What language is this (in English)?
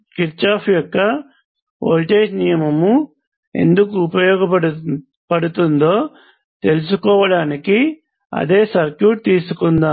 Telugu